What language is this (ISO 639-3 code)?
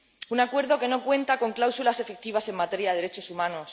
spa